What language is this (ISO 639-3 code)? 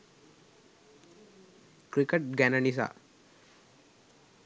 sin